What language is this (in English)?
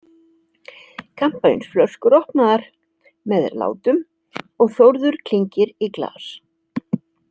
Icelandic